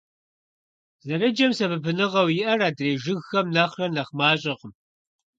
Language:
Kabardian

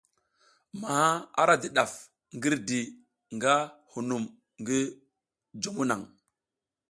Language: South Giziga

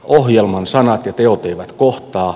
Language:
Finnish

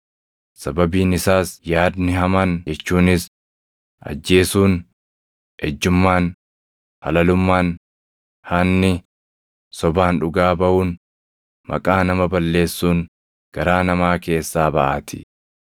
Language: Oromo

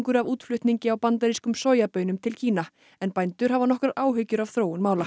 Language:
Icelandic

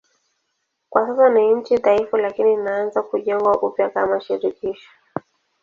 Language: Swahili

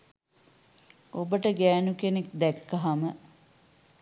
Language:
Sinhala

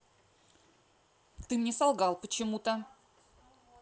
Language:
Russian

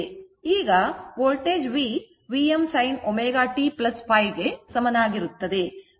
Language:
Kannada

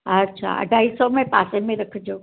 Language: Sindhi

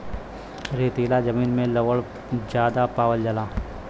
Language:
Bhojpuri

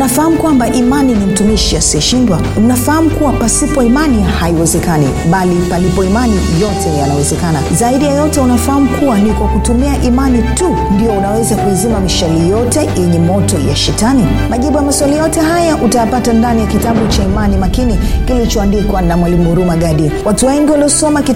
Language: Swahili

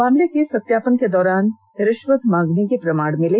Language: Hindi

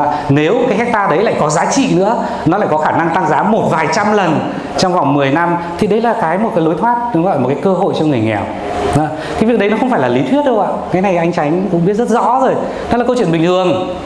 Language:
Vietnamese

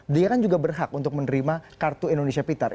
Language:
Indonesian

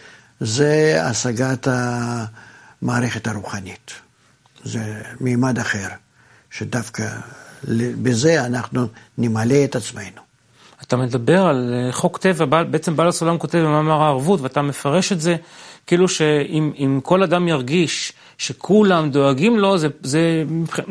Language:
Hebrew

